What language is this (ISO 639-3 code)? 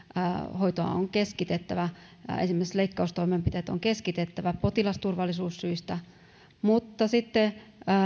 fin